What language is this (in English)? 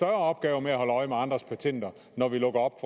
Danish